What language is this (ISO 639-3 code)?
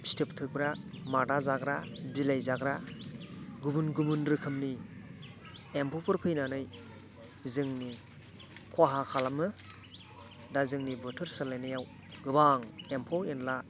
brx